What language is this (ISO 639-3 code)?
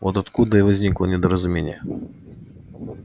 rus